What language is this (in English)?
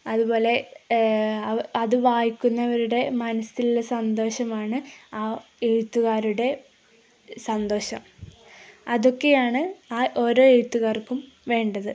Malayalam